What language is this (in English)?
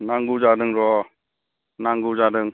Bodo